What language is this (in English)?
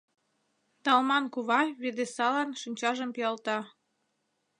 Mari